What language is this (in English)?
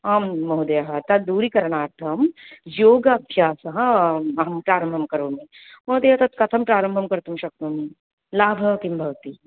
Sanskrit